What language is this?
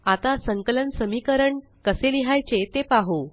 Marathi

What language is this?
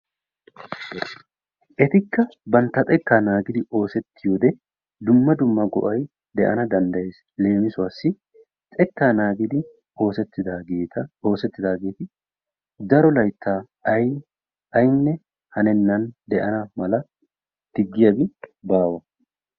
Wolaytta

